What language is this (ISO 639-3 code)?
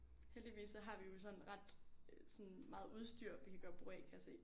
dan